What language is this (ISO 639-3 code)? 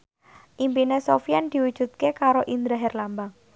jav